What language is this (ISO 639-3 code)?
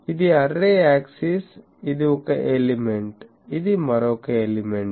tel